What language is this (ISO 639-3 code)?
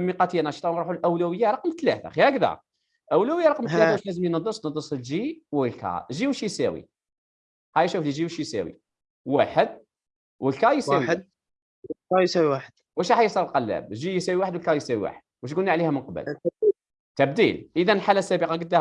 ara